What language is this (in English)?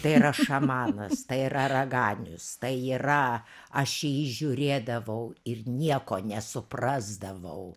Lithuanian